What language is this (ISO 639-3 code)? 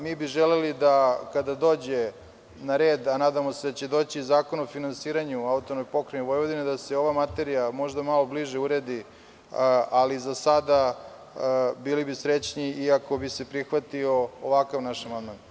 srp